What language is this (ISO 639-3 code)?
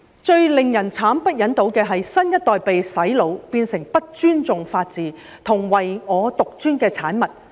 yue